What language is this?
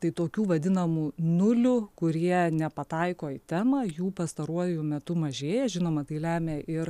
Lithuanian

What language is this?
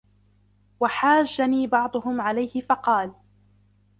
Arabic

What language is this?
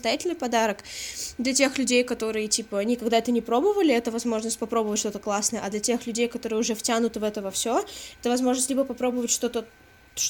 Russian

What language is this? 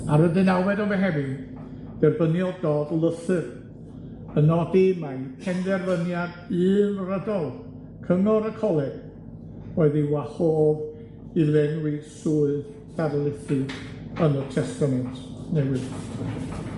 Welsh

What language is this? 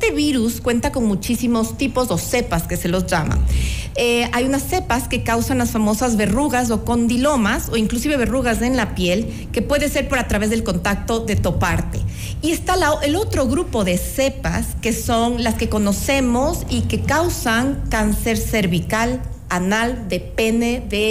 Spanish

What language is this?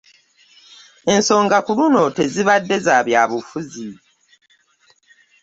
Ganda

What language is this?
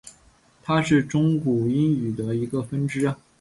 Chinese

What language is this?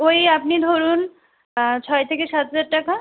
Bangla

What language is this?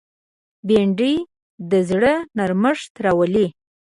Pashto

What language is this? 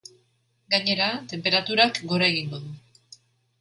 Basque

